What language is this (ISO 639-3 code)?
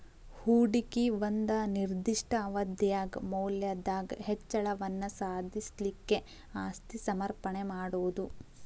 kan